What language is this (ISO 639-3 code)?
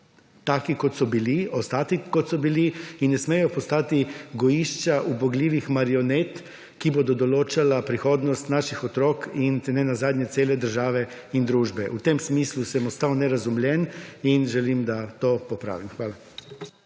slv